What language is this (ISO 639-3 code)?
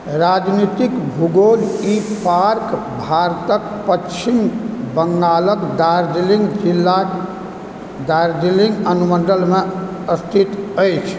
mai